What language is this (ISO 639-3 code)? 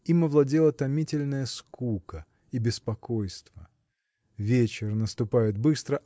rus